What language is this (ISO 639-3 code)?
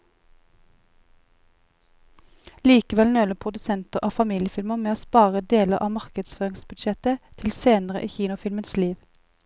nor